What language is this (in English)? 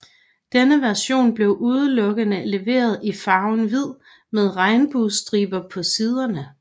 Danish